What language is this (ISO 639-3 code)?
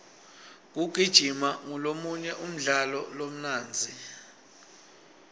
ssw